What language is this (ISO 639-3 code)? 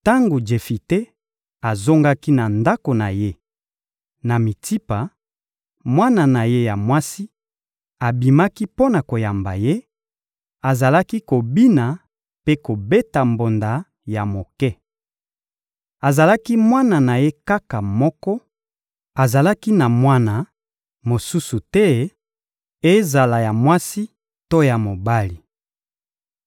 lin